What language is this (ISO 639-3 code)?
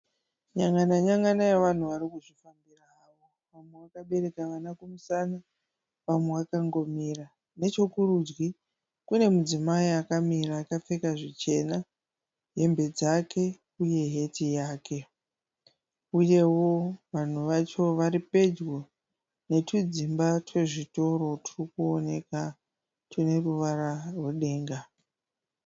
sna